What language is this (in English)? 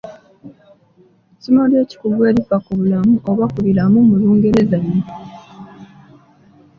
Ganda